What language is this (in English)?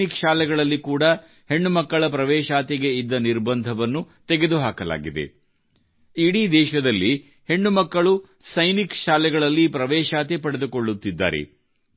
Kannada